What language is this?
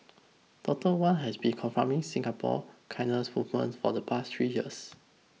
English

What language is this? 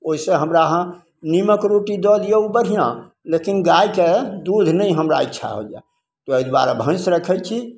Maithili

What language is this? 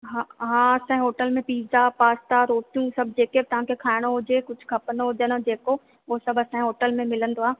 Sindhi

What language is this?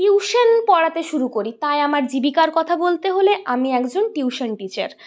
Bangla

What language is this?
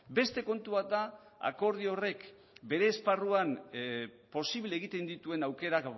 Basque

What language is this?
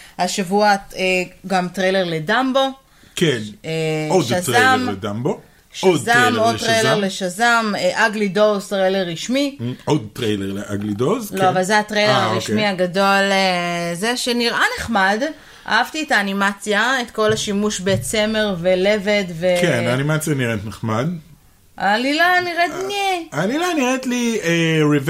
Hebrew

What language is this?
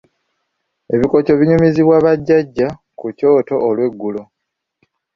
Ganda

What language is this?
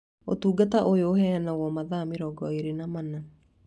Kikuyu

